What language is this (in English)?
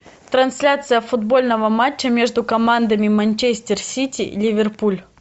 Russian